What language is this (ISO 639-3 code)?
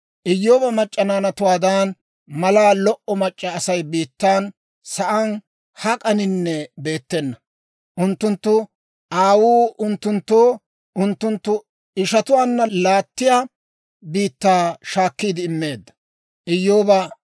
dwr